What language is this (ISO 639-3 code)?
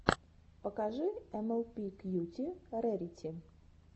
rus